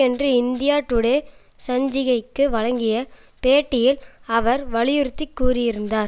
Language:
Tamil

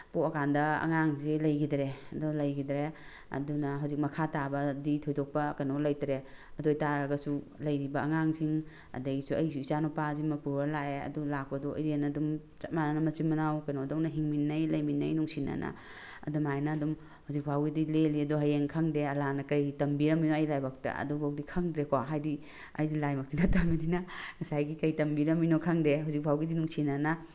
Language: Manipuri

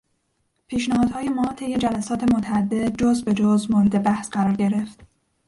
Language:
Persian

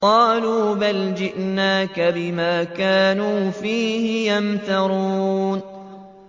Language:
Arabic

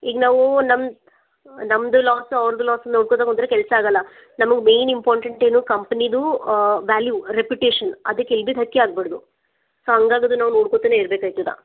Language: Kannada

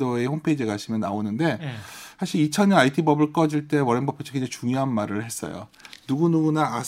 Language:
Korean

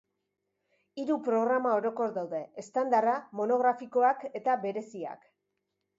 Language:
Basque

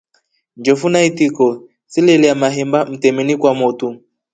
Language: Rombo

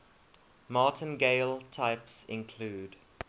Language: English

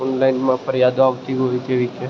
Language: Gujarati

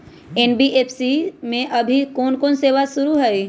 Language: Magahi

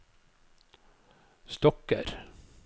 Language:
Norwegian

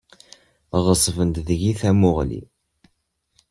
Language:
Kabyle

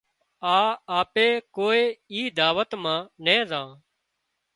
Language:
Wadiyara Koli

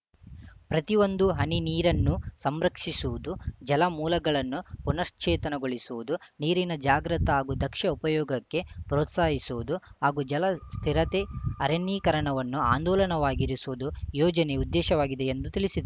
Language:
Kannada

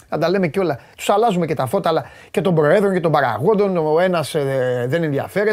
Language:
Greek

